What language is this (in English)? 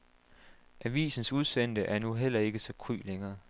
Danish